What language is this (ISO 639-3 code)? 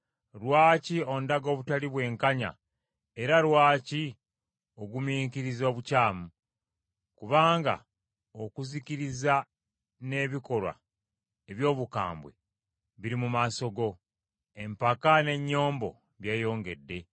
lug